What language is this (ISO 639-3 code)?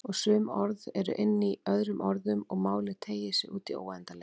isl